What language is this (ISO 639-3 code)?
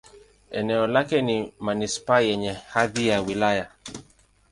swa